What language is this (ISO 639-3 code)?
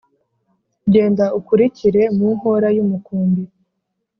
kin